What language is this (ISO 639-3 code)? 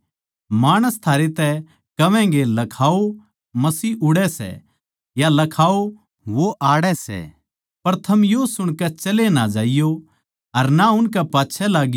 bgc